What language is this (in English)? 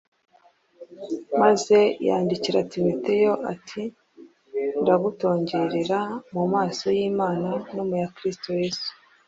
Kinyarwanda